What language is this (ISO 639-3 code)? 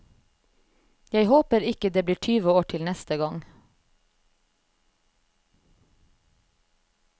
nor